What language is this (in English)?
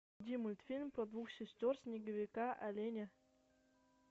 Russian